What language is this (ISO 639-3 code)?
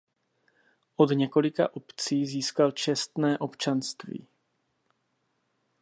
ces